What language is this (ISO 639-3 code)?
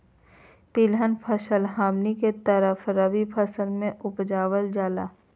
mag